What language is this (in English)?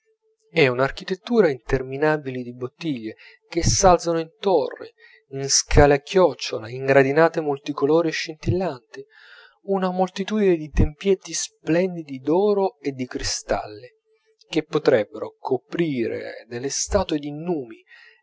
Italian